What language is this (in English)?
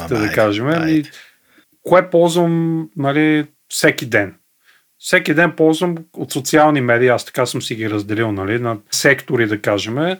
Bulgarian